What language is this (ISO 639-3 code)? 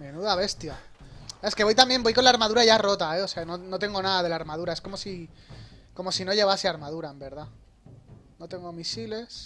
spa